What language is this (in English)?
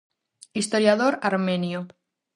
Galician